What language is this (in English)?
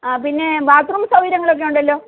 Malayalam